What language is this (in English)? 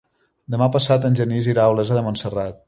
Catalan